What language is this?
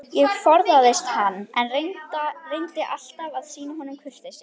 Icelandic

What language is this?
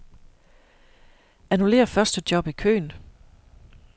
Danish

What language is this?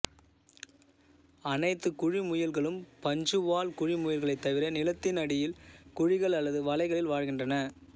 Tamil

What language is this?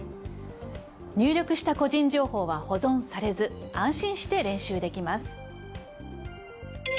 Japanese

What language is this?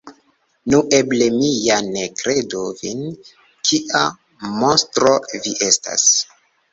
Esperanto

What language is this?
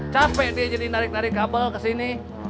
Indonesian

